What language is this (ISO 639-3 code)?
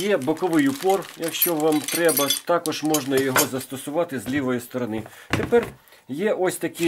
ukr